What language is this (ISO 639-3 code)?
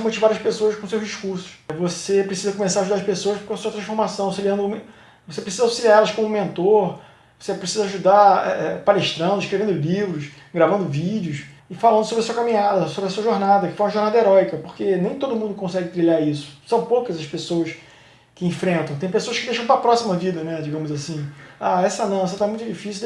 por